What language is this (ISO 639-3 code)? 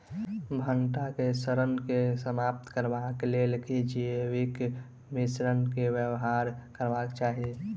mai